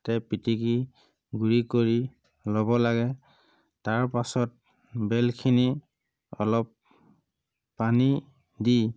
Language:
Assamese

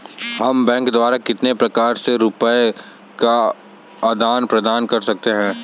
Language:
Hindi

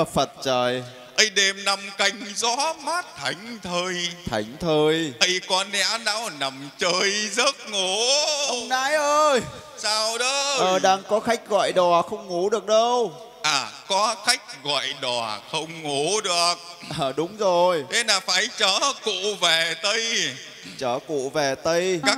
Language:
Vietnamese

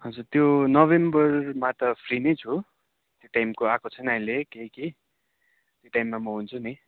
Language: Nepali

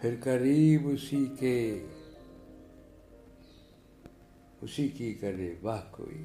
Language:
Urdu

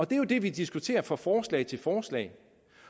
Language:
Danish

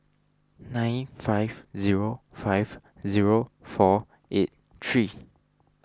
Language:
English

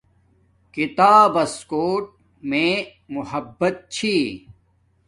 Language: Domaaki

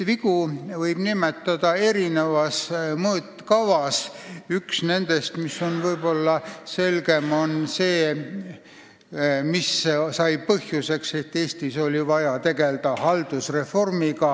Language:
Estonian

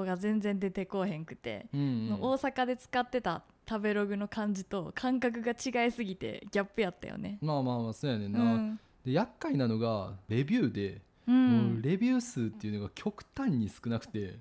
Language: Japanese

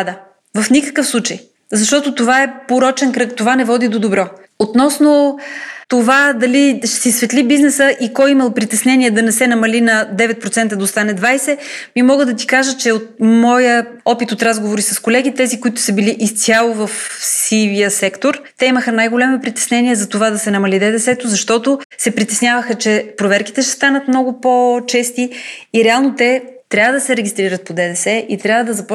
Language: Bulgarian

